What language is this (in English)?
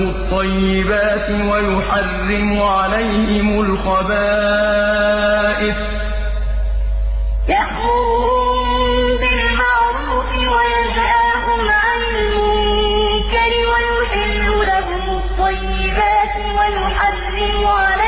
Arabic